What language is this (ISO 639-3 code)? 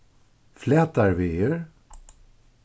fao